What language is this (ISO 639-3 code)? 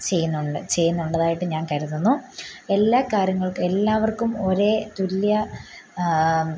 mal